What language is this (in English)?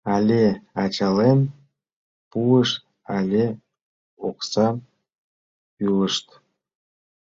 Mari